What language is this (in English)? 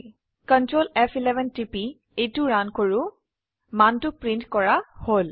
Assamese